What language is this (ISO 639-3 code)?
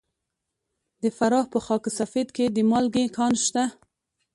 pus